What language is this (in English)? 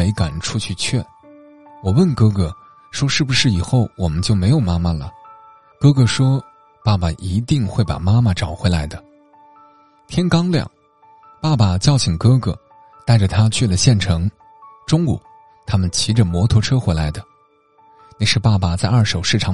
Chinese